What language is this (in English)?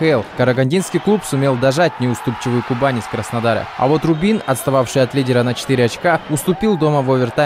Russian